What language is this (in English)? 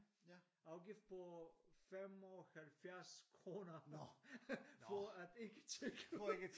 Danish